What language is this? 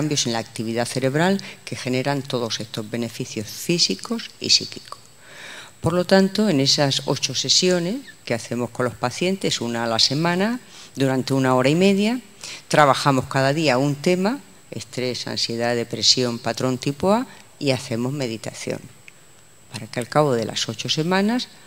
Spanish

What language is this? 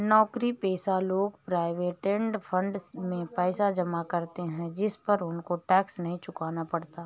Hindi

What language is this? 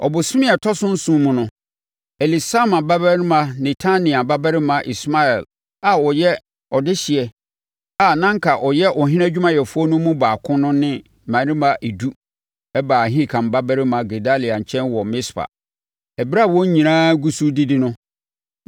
Akan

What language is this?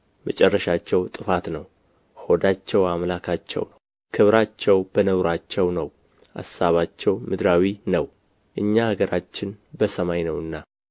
Amharic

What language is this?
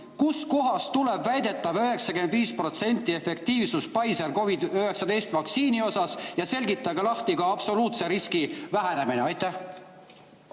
Estonian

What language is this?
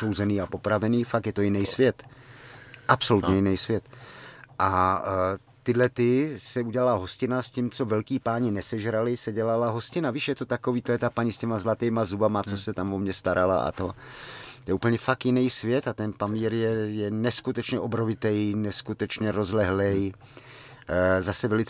Czech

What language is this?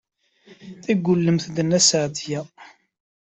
Kabyle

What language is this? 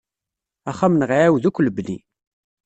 Kabyle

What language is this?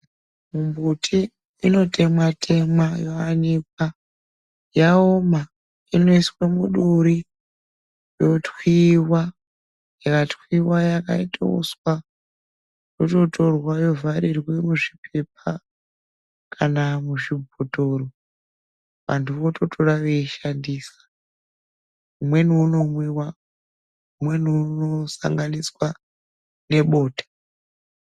Ndau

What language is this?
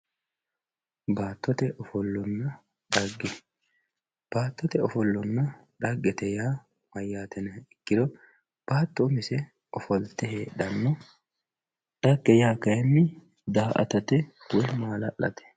Sidamo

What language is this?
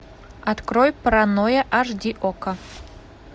Russian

